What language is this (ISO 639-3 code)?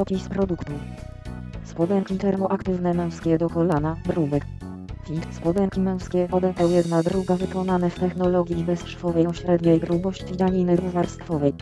pol